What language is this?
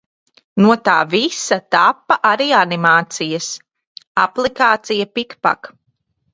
Latvian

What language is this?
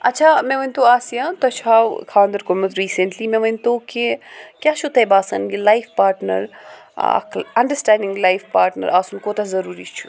Kashmiri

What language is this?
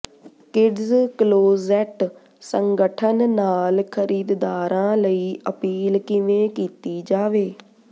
Punjabi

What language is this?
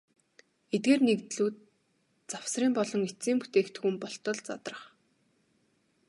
Mongolian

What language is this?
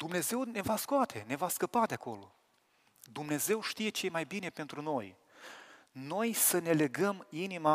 Romanian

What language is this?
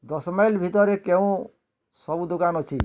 Odia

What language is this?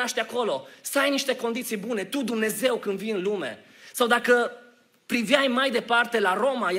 Romanian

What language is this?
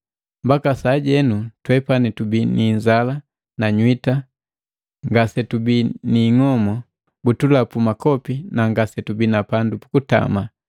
Matengo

